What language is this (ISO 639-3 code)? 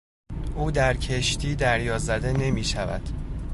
fas